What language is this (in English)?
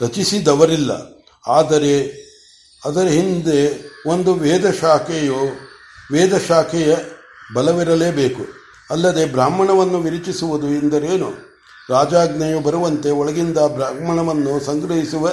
Kannada